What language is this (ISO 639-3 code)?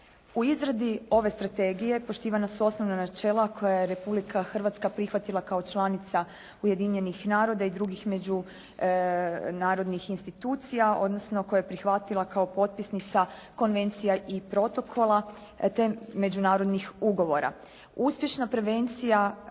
hrv